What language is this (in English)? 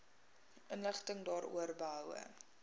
Afrikaans